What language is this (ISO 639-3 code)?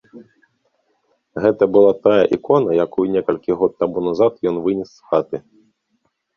bel